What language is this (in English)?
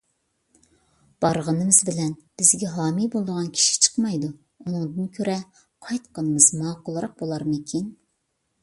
Uyghur